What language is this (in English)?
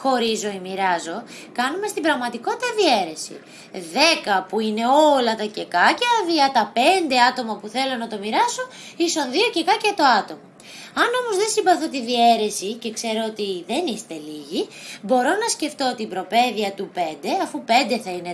Greek